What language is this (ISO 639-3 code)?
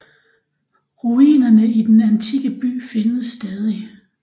dan